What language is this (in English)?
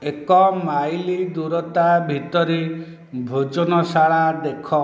Odia